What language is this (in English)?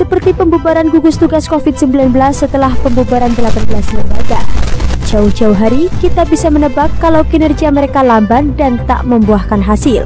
Indonesian